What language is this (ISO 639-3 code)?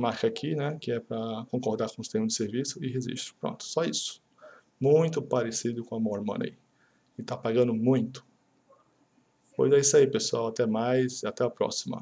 por